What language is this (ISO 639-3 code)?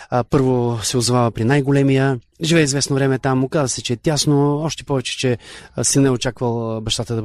bul